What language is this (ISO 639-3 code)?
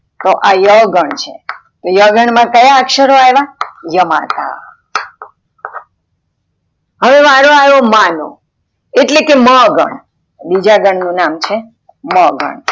guj